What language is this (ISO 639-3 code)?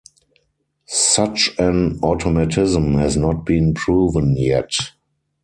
eng